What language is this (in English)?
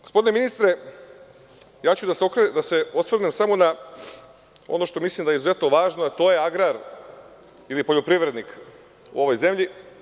Serbian